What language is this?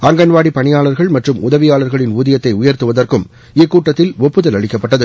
Tamil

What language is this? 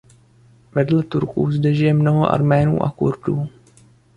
Czech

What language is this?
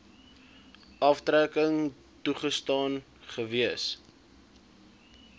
Afrikaans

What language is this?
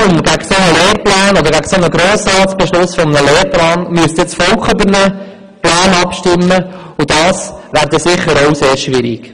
Swiss German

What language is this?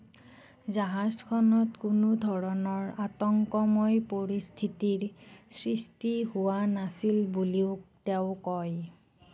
Assamese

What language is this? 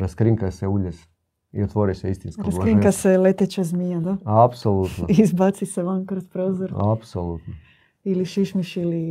Croatian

